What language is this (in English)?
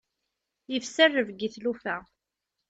Kabyle